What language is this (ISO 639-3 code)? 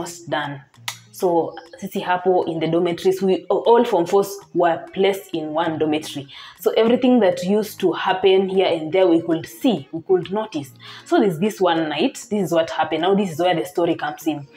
eng